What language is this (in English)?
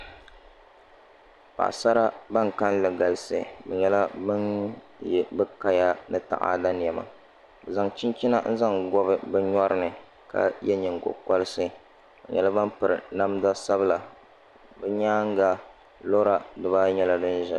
Dagbani